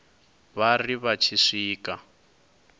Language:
Venda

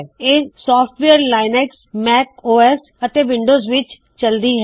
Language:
Punjabi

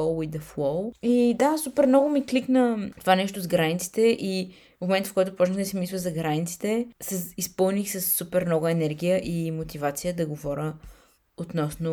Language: Bulgarian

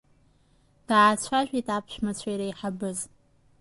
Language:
Abkhazian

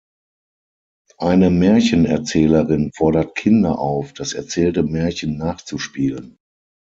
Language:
German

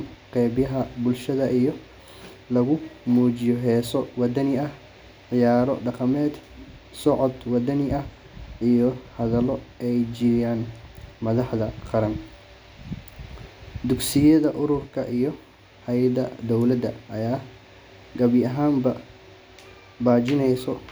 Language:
Somali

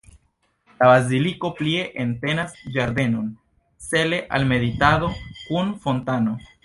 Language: Esperanto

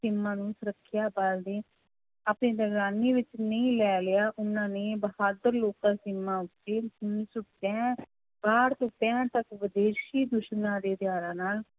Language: Punjabi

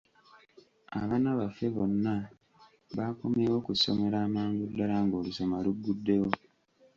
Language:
Ganda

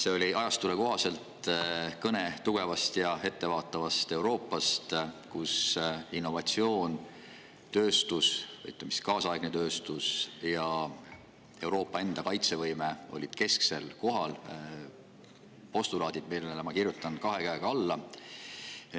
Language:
Estonian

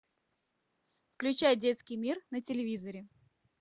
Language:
Russian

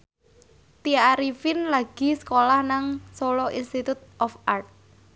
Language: Javanese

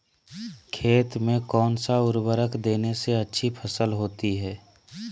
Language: Magahi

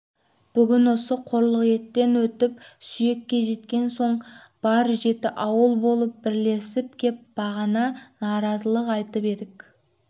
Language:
Kazakh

